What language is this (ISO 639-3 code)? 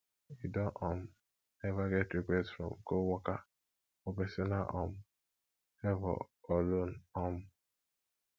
pcm